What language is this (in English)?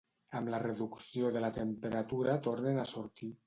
Catalan